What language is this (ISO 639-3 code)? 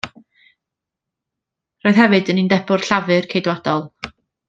cym